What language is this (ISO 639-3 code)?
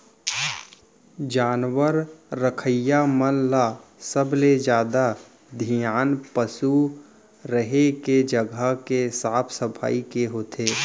hne